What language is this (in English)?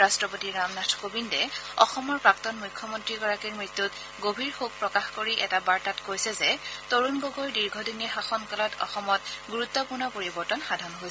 Assamese